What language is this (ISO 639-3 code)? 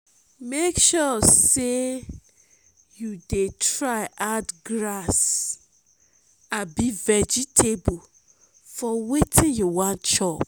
pcm